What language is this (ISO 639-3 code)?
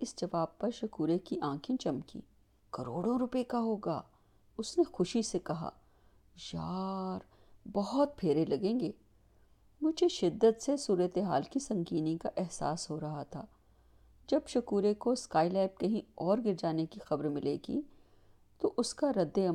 urd